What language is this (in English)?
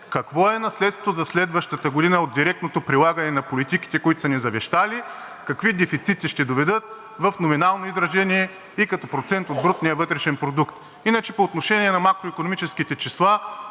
Bulgarian